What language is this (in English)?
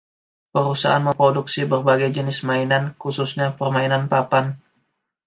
Indonesian